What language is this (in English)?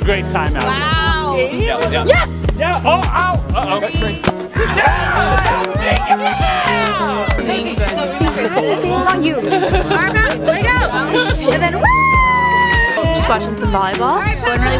English